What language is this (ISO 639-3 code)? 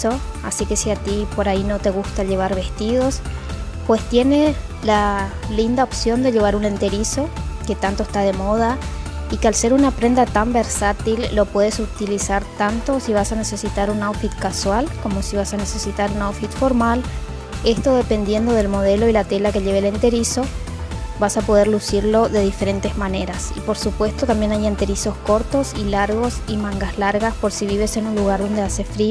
spa